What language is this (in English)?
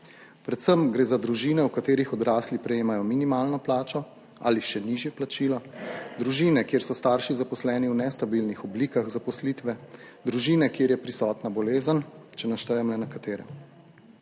Slovenian